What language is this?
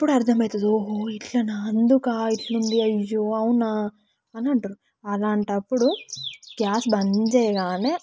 Telugu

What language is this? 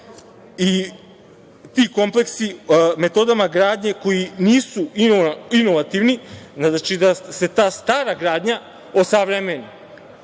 Serbian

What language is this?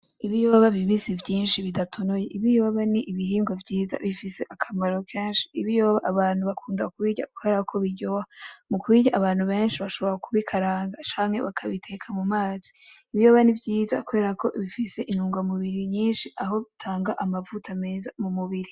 Rundi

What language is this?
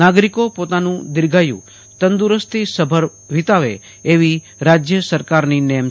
Gujarati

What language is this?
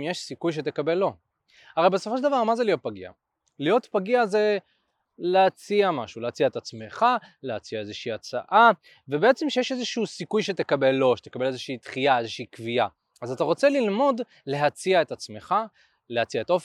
Hebrew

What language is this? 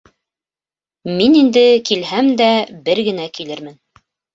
Bashkir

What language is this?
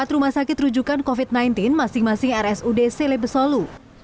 Indonesian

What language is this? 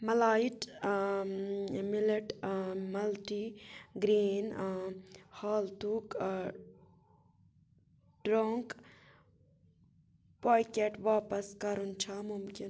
Kashmiri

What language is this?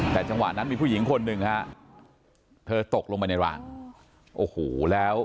Thai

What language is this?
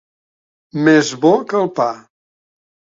Catalan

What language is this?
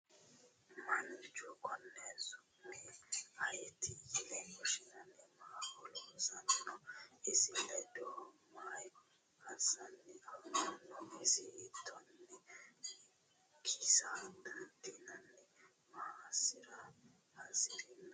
Sidamo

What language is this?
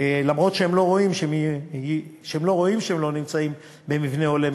Hebrew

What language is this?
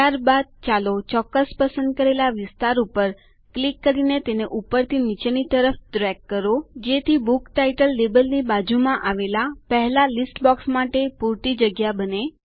Gujarati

